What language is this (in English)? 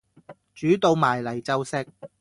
Cantonese